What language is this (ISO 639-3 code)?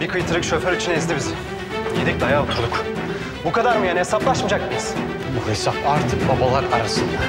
tur